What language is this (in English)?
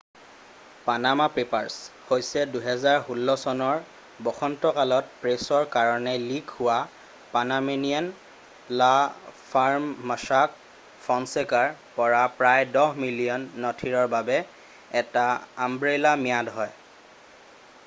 Assamese